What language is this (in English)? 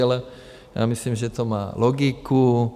Czech